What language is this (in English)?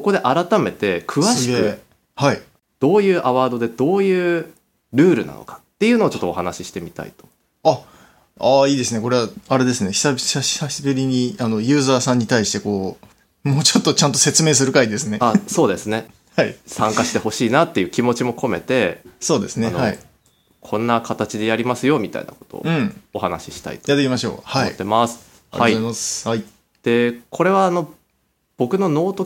Japanese